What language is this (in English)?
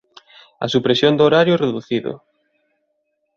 Galician